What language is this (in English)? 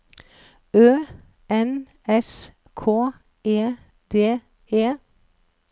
Norwegian